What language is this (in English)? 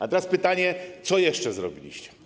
Polish